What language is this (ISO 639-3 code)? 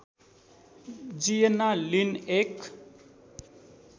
nep